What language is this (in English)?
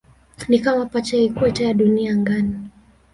Swahili